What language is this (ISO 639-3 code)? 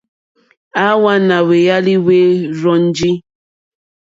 bri